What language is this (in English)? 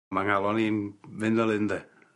Welsh